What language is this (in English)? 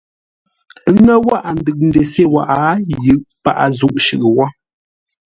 Ngombale